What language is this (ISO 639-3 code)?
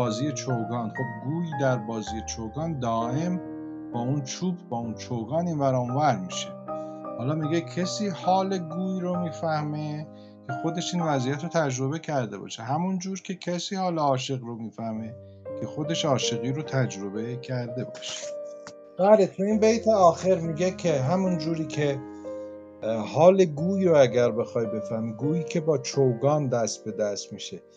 fas